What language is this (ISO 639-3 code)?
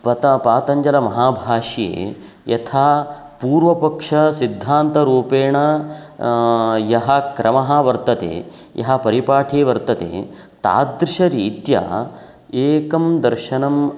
san